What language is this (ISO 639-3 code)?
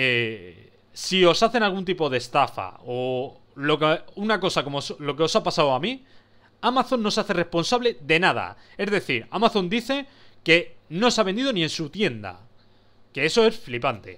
spa